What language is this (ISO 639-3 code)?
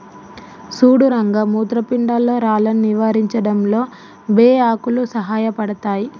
tel